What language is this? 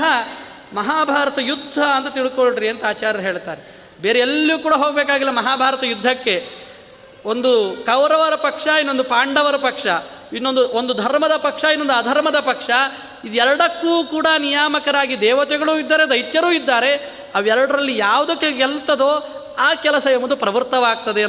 Kannada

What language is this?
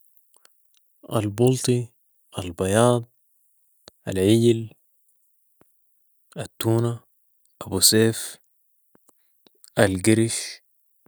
Sudanese Arabic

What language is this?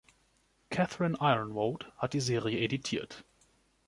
German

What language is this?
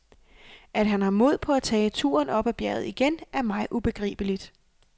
Danish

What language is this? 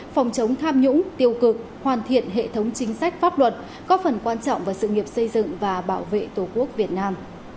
Vietnamese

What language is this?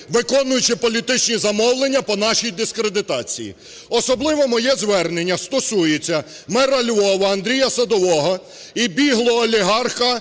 Ukrainian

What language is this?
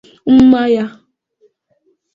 Igbo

